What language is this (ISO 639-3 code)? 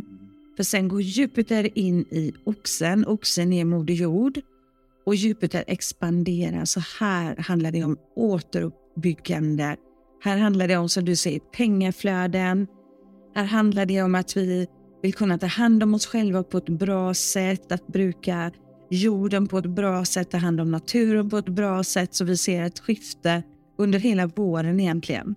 swe